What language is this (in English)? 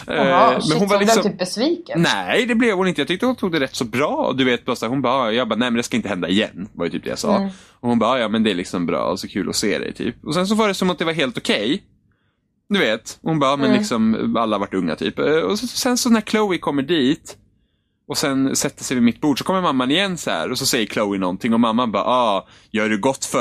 Swedish